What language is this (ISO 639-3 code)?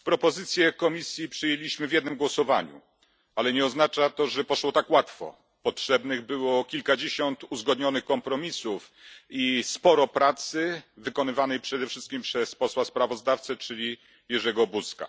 pol